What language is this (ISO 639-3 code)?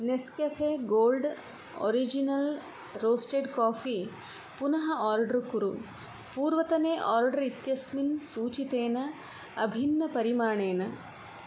san